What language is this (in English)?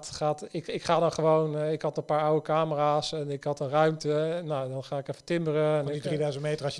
Dutch